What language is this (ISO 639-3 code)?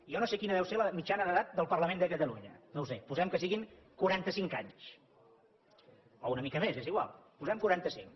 cat